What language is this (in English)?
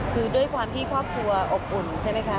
Thai